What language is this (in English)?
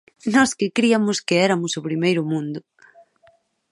Galician